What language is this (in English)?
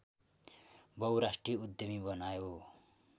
Nepali